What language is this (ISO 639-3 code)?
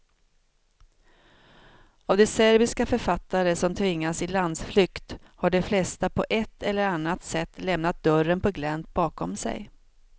swe